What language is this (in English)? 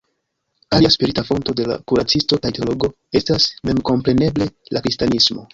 Esperanto